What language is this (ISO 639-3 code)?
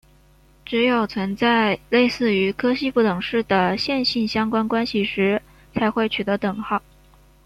zho